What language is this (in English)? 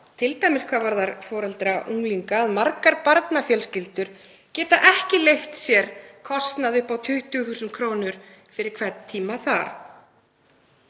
Icelandic